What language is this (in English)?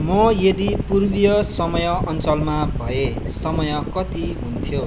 Nepali